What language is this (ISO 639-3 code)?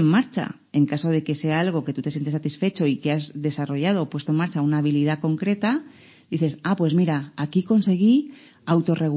spa